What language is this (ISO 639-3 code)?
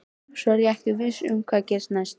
isl